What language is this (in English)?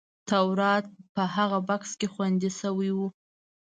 Pashto